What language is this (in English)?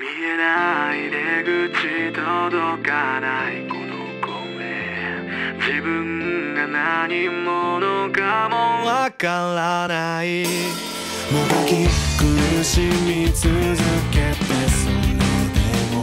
Japanese